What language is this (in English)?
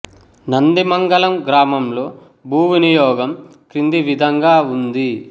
Telugu